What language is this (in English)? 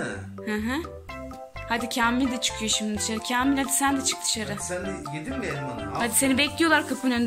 Turkish